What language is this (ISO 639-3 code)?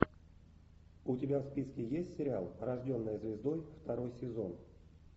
rus